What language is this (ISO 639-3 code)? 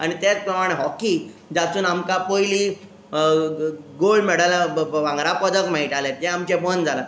kok